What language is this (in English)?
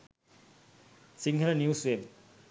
Sinhala